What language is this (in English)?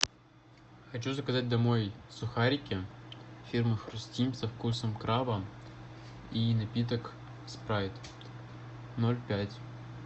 Russian